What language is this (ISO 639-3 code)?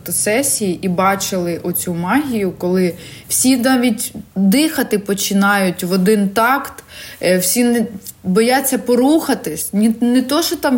ukr